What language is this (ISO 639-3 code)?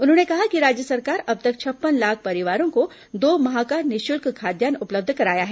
hin